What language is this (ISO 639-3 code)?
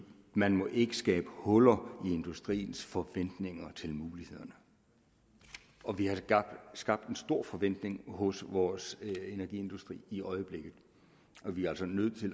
dan